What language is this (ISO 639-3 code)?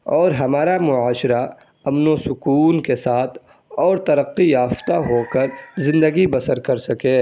urd